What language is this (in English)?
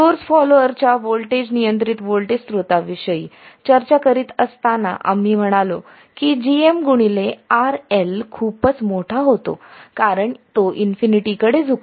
Marathi